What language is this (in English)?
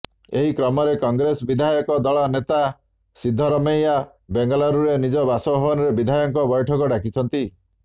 Odia